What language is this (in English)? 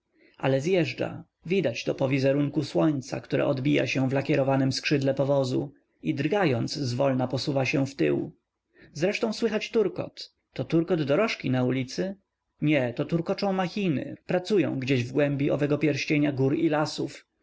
Polish